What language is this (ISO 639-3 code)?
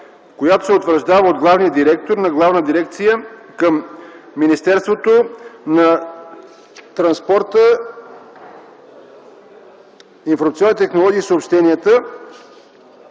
bul